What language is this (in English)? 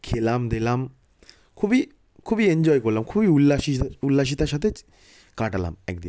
Bangla